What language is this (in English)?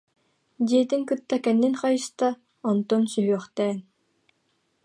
Yakut